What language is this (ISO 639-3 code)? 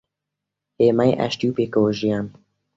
ckb